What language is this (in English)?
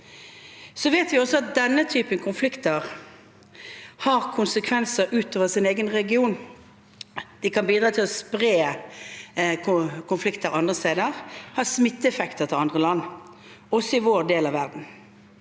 Norwegian